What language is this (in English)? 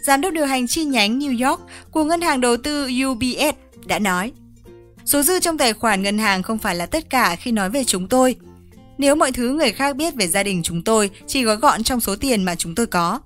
Vietnamese